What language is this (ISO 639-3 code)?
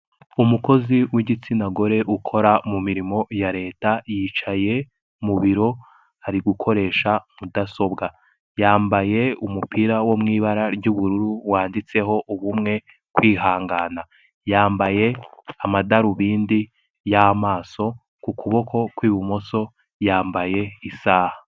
kin